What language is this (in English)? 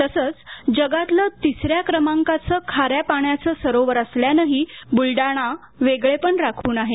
Marathi